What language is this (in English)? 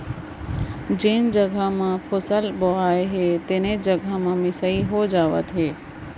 Chhattisgarhi